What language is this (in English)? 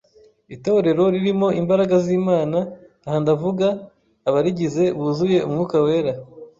Kinyarwanda